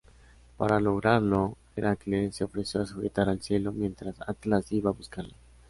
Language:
Spanish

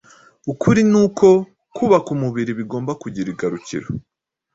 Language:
Kinyarwanda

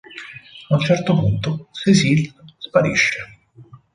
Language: Italian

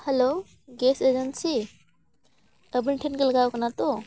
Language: Santali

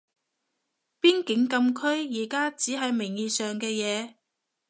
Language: Cantonese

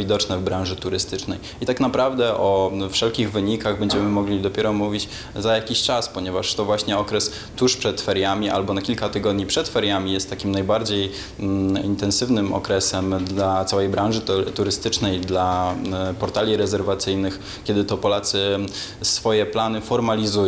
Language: Polish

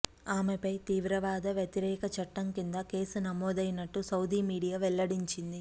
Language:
Telugu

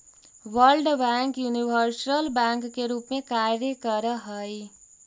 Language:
Magahi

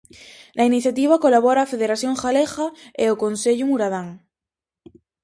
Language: Galician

